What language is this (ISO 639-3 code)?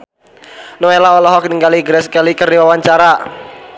sun